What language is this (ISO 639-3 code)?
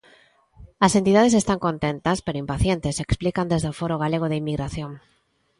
glg